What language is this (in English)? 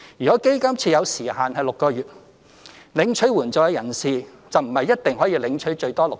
Cantonese